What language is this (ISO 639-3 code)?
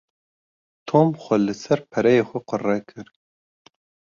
kur